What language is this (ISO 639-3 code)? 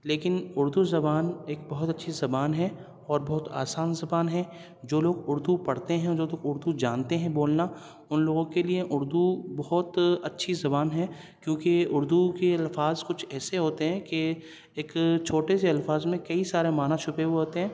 urd